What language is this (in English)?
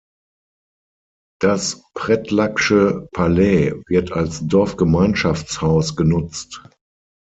German